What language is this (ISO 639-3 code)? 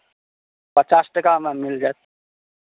mai